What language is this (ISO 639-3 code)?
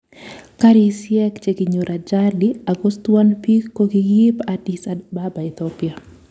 kln